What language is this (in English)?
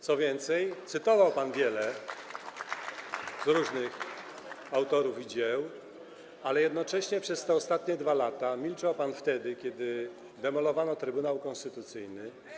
Polish